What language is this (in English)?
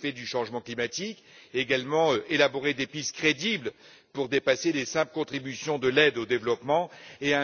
French